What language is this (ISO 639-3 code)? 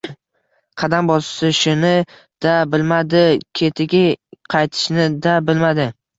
uzb